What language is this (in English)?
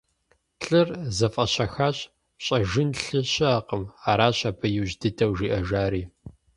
Kabardian